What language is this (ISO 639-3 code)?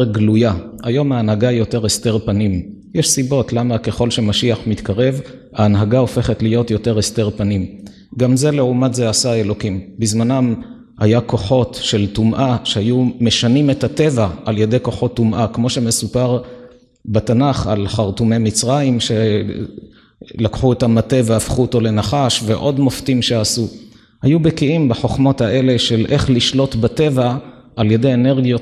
heb